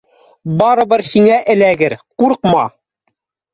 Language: Bashkir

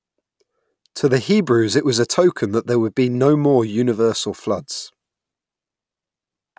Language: English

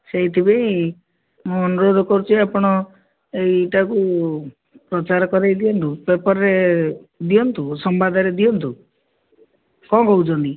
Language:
Odia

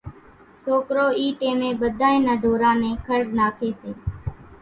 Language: Kachi Koli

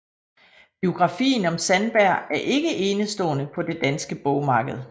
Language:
Danish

